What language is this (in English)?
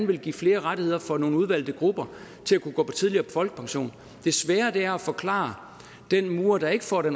Danish